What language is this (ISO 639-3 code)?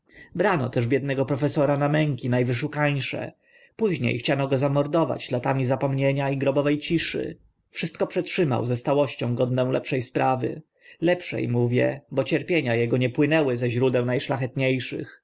pol